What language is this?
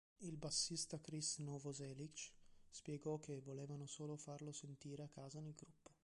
Italian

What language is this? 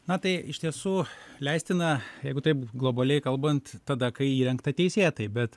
Lithuanian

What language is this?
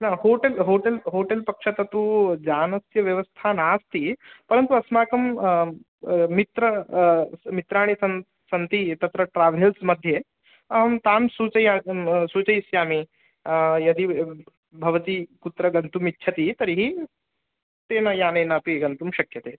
Sanskrit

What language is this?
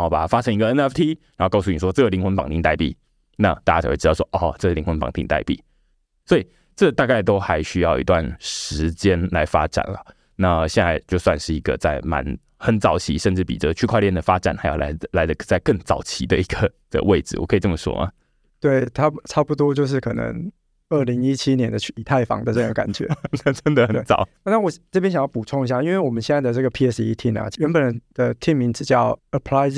Chinese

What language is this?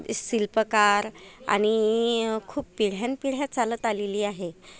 Marathi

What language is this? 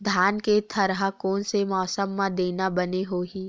Chhattisgarhi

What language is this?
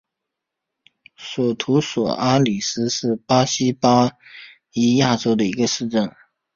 Chinese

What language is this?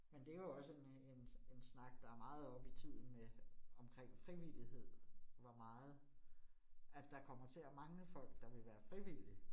Danish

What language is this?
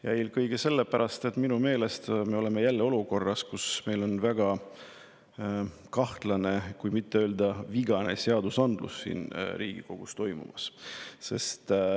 Estonian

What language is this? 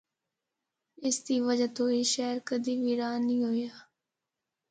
Northern Hindko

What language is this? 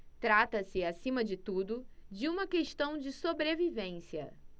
Portuguese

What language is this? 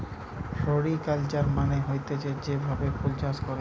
Bangla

